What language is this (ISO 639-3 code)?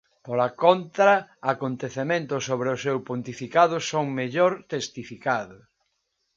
glg